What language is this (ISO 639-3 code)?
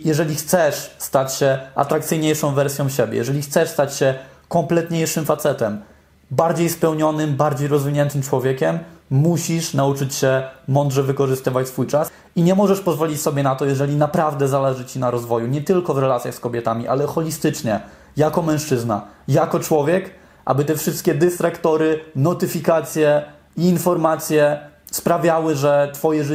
pol